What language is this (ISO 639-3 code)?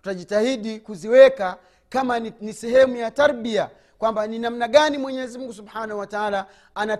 swa